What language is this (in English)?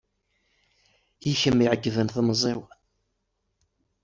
Kabyle